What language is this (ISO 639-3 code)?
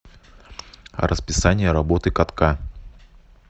rus